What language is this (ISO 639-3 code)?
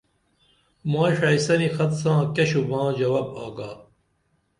dml